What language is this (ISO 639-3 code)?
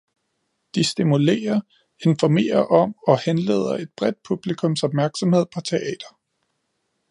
dan